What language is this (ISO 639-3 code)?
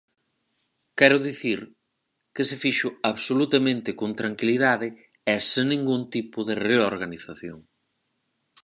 glg